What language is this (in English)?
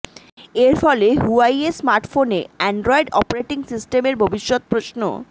Bangla